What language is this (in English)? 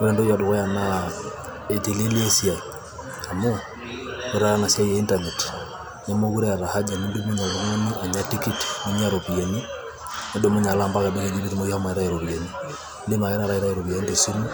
Masai